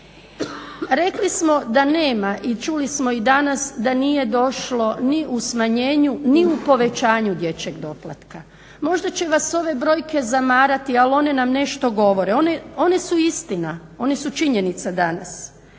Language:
Croatian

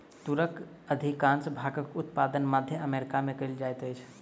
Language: Maithili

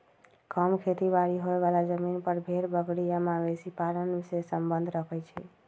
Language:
Magahi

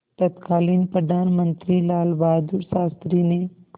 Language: Hindi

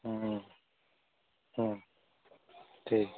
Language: Hindi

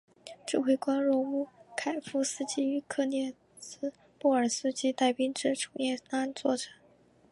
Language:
Chinese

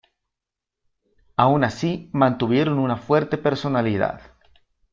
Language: Spanish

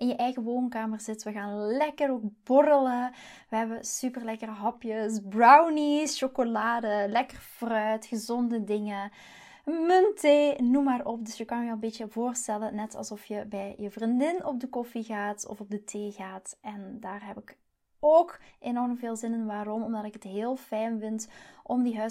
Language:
Dutch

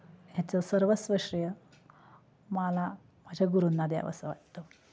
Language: Marathi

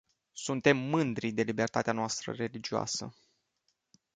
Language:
Romanian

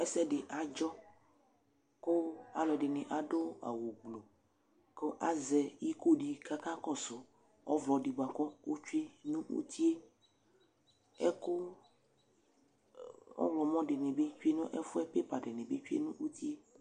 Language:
Ikposo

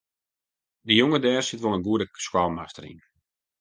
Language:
Western Frisian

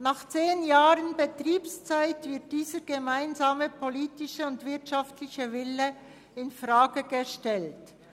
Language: Swiss German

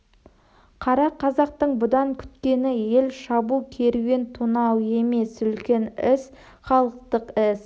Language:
Kazakh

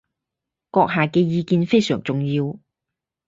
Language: Cantonese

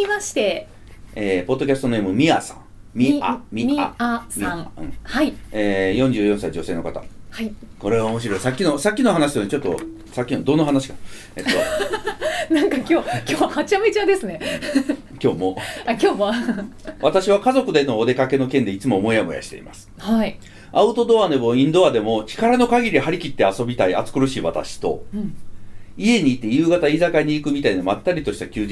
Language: Japanese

